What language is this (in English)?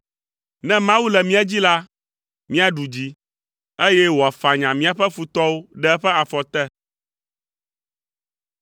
Ewe